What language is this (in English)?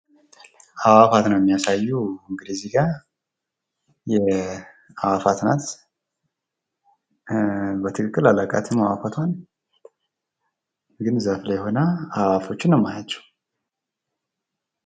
Amharic